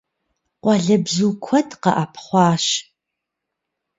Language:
Kabardian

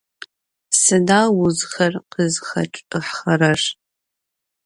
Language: Adyghe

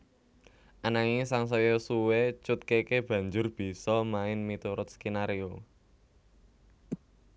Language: Javanese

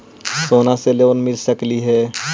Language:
Magahi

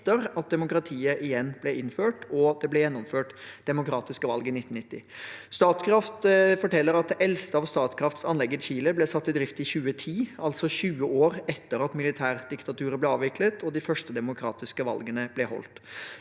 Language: Norwegian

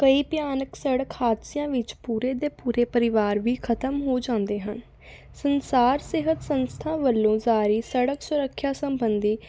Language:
Punjabi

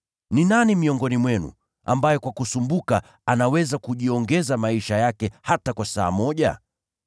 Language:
Swahili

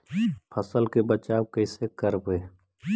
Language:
Magahi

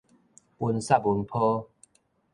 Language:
Min Nan Chinese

